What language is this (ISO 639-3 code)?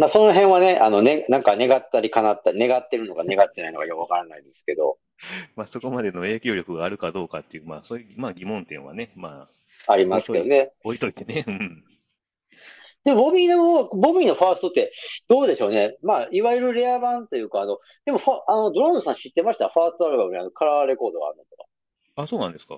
jpn